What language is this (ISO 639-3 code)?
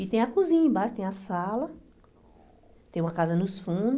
por